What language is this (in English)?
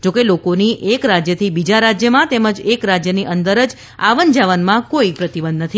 Gujarati